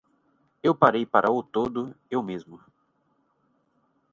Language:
Portuguese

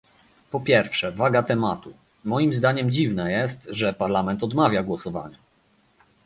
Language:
Polish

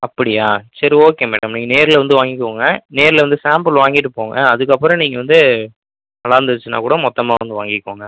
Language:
Tamil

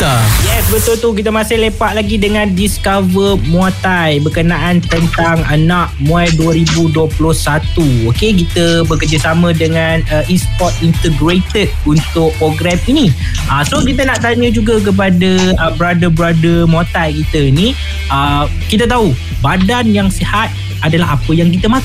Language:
Malay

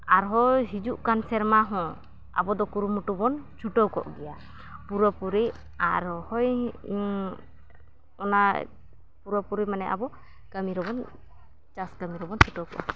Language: Santali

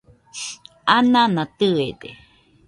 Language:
Nüpode Huitoto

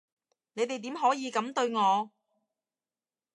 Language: Cantonese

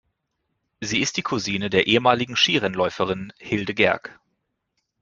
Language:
German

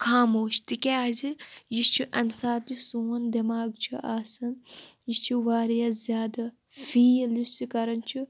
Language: Kashmiri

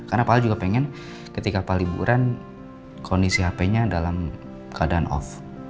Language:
Indonesian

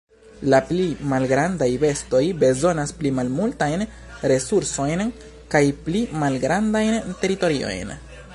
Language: Esperanto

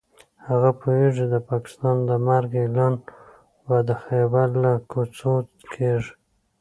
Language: Pashto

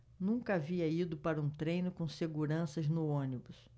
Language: Portuguese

